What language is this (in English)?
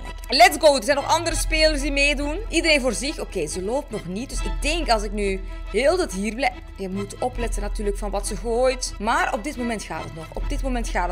Dutch